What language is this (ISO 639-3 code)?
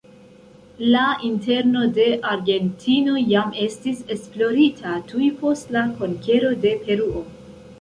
epo